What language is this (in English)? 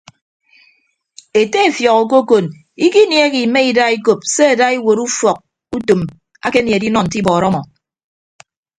Ibibio